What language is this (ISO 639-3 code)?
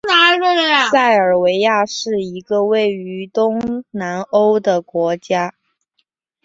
zho